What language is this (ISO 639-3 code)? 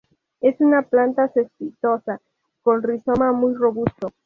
spa